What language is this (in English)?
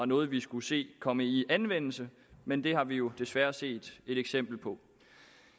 Danish